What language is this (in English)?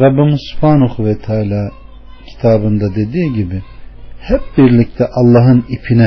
Turkish